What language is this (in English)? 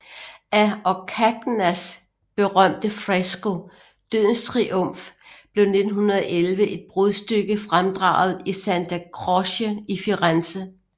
Danish